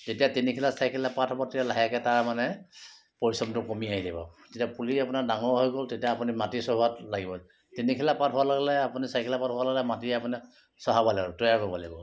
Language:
Assamese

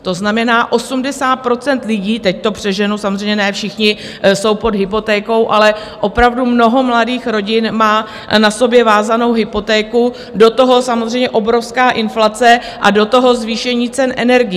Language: Czech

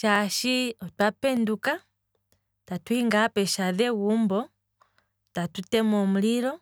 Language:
Kwambi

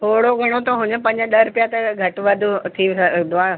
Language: Sindhi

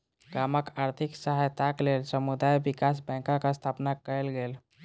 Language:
Maithili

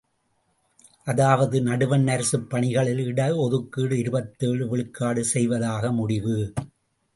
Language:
Tamil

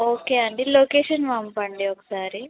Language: Telugu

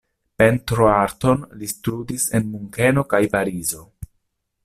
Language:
Esperanto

